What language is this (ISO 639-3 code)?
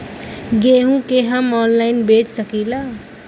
bho